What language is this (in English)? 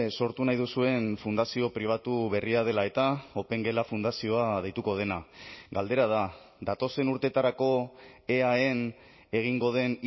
Basque